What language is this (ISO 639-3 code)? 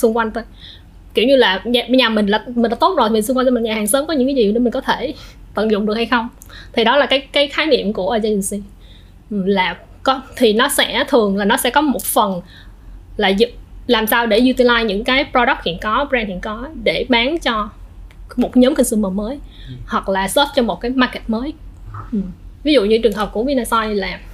vie